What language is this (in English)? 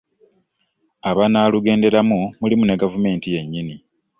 Ganda